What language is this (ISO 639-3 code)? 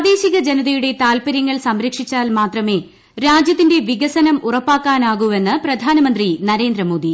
mal